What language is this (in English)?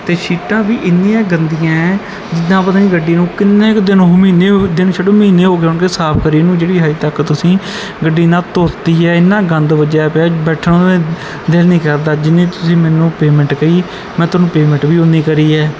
Punjabi